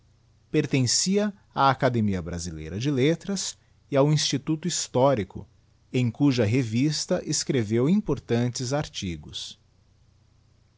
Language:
Portuguese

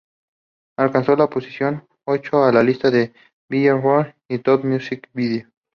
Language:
Spanish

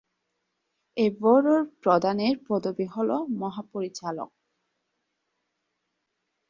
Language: Bangla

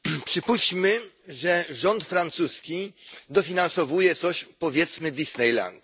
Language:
Polish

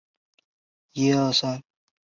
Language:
Chinese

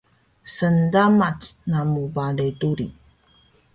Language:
Taroko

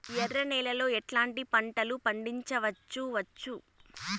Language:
Telugu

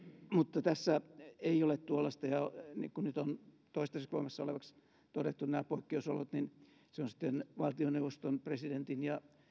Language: Finnish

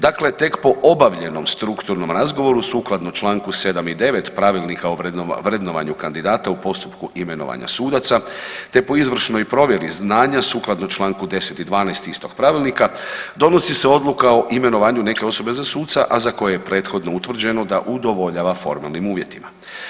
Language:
Croatian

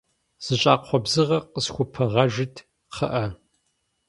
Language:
Kabardian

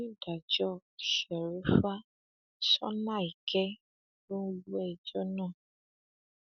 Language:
Yoruba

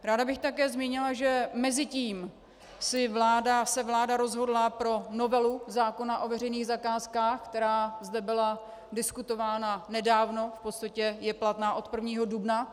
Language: Czech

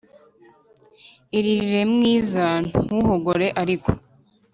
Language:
Kinyarwanda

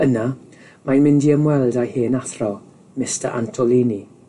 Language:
Welsh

